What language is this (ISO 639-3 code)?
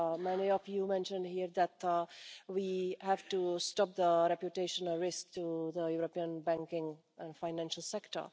eng